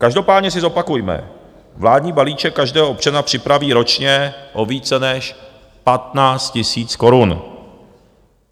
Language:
Czech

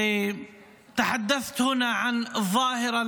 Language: Hebrew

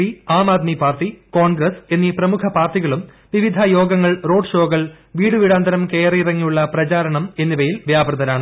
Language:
Malayalam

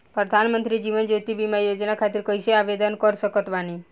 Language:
Bhojpuri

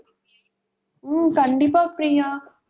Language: Tamil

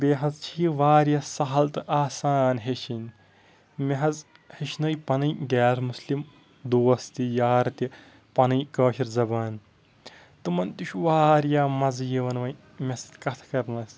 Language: Kashmiri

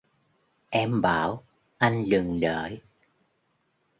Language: Vietnamese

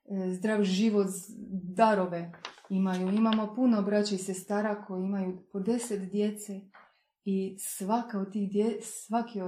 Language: Croatian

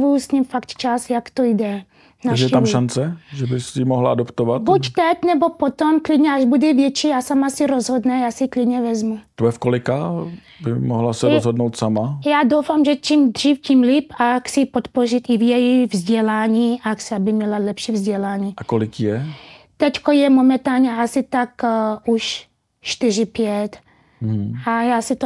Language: Czech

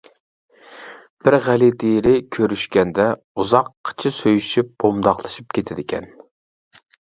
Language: Uyghur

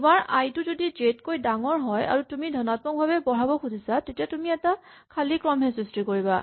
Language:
Assamese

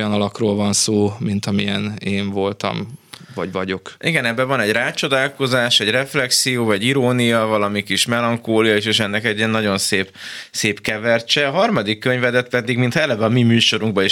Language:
Hungarian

